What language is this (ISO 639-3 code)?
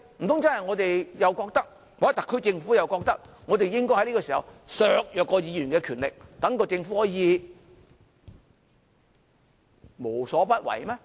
yue